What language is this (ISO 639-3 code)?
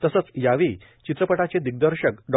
mar